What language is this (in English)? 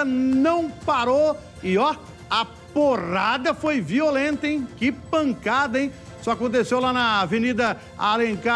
Portuguese